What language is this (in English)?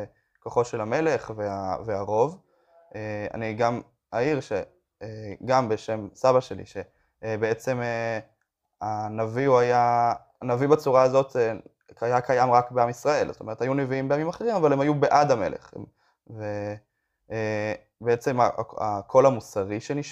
Hebrew